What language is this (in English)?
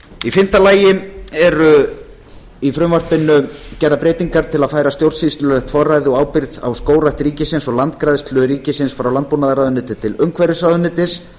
Icelandic